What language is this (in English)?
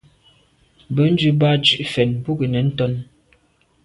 Medumba